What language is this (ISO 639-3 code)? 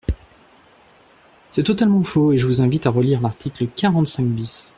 fra